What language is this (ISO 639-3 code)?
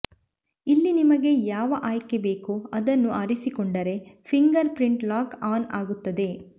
kan